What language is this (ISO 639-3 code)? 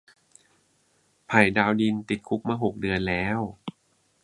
tha